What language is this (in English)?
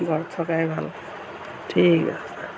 Assamese